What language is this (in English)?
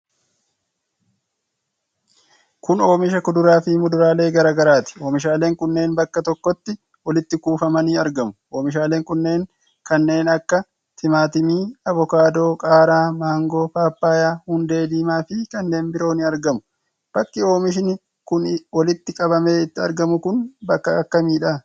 Oromo